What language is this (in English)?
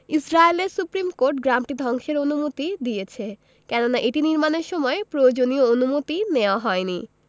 Bangla